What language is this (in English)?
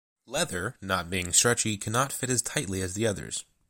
English